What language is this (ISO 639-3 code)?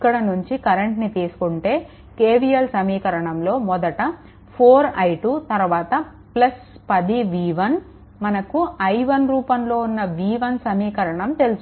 tel